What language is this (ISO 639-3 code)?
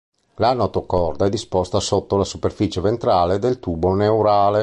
ita